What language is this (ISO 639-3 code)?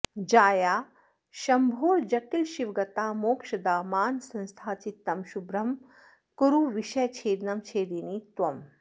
san